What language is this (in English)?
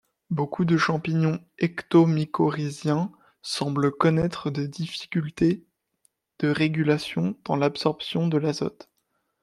French